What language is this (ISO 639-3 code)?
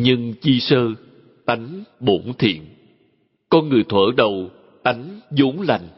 vie